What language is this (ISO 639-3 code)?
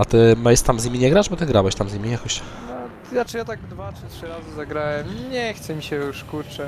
pol